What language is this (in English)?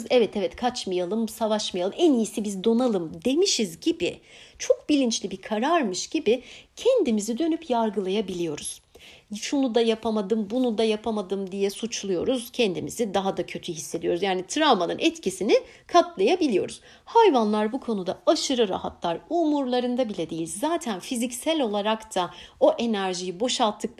Turkish